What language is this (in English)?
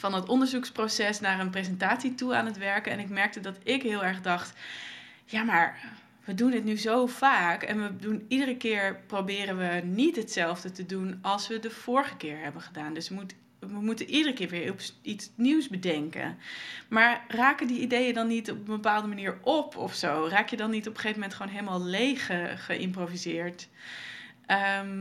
Dutch